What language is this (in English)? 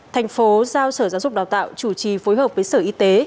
Vietnamese